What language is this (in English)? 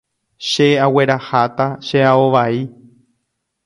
Guarani